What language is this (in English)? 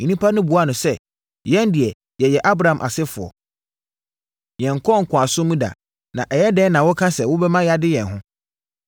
Akan